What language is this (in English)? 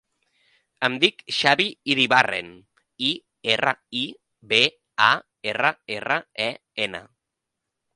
Catalan